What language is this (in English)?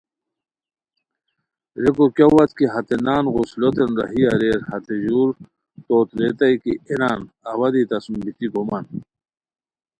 Khowar